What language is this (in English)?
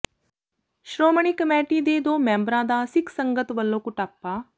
Punjabi